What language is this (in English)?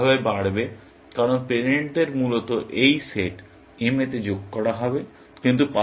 Bangla